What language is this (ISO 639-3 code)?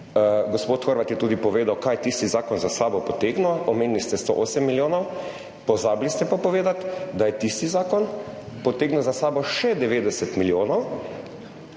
slv